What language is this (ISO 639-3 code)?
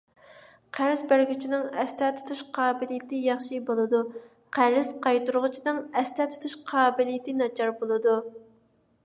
uig